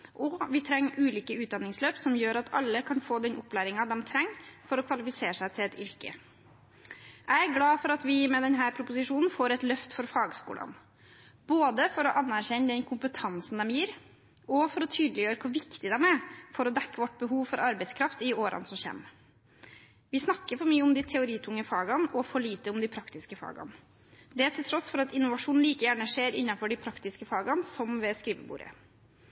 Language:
Norwegian Bokmål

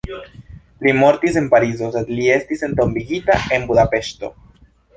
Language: Esperanto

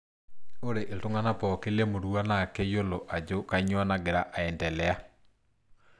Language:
Masai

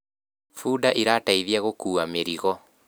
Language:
Kikuyu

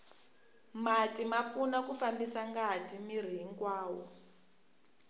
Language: Tsonga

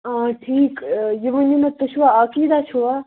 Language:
Kashmiri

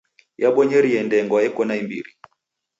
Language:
Taita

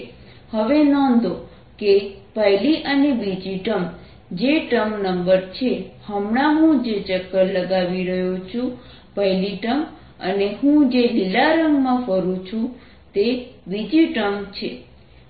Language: Gujarati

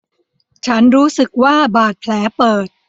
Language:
Thai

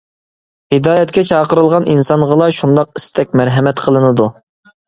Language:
Uyghur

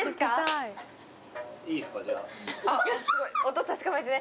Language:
Japanese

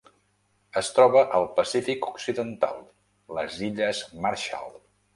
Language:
Catalan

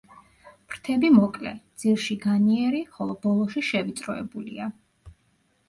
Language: Georgian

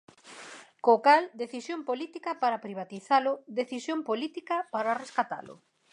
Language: Galician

